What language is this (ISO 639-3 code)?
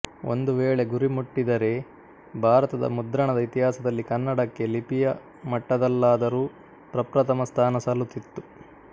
kan